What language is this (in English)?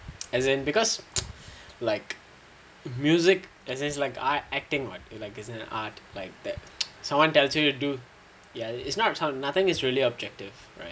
English